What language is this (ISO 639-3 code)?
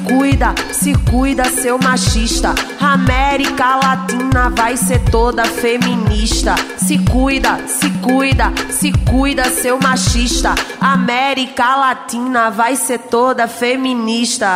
por